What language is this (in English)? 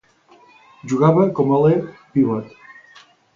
Catalan